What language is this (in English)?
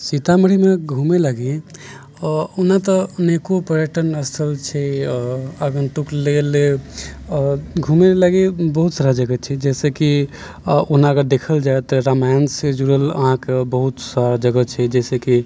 Maithili